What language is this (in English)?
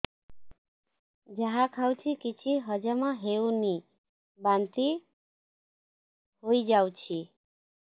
Odia